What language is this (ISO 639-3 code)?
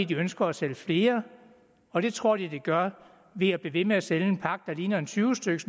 dan